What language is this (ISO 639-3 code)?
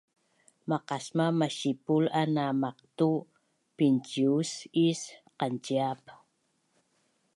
bnn